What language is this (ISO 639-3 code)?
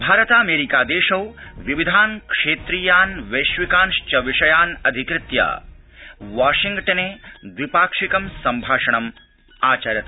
san